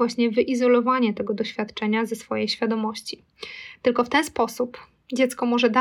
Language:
Polish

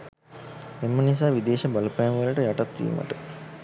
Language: Sinhala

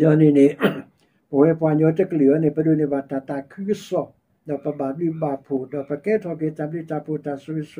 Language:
Thai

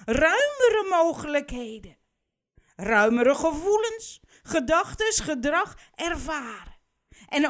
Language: Dutch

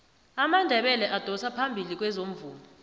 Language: South Ndebele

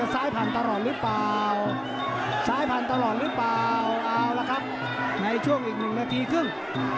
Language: Thai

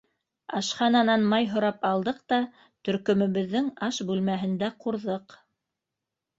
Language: Bashkir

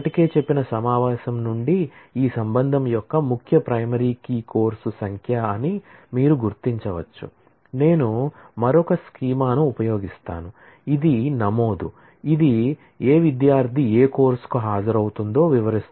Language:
Telugu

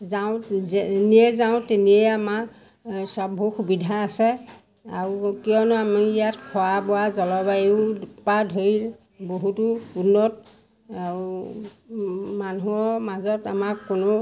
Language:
Assamese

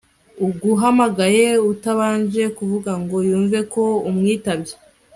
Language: Kinyarwanda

